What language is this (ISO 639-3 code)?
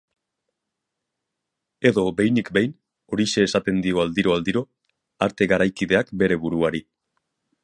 eus